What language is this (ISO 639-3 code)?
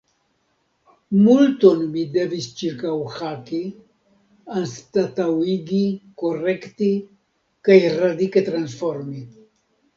epo